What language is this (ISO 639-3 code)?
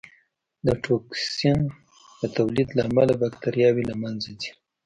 pus